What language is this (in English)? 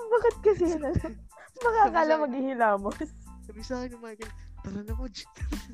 Filipino